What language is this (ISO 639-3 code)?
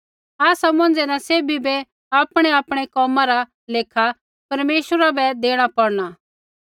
kfx